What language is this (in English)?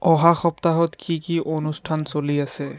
Assamese